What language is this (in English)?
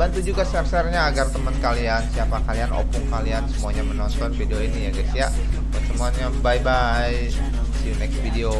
Indonesian